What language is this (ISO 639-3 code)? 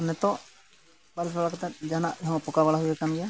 sat